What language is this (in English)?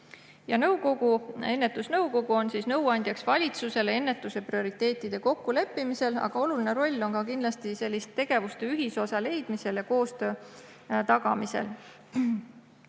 Estonian